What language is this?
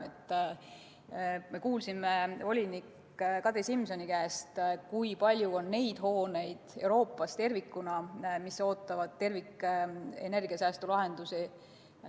Estonian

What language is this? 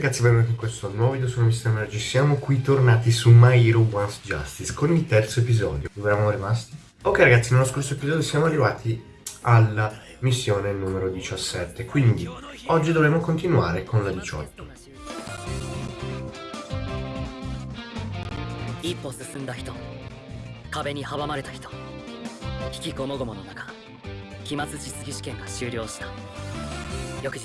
Italian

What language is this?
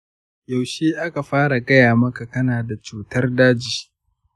Hausa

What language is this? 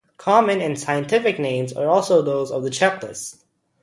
English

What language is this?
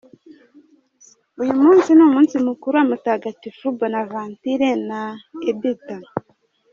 Kinyarwanda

